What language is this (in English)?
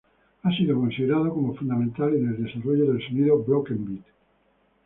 Spanish